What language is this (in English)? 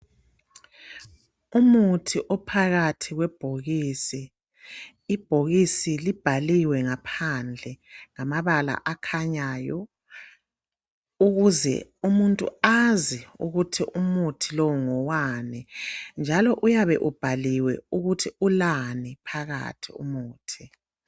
North Ndebele